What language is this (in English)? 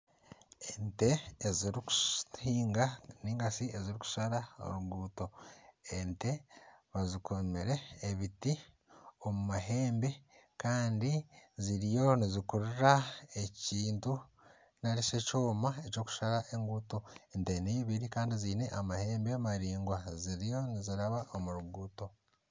Nyankole